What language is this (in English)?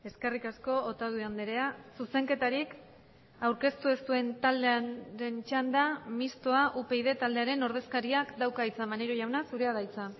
Basque